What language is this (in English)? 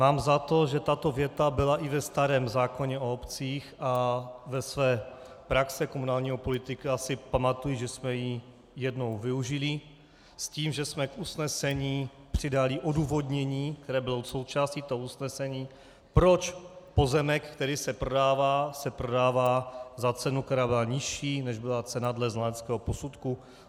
Czech